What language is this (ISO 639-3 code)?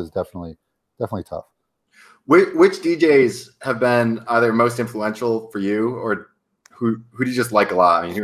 eng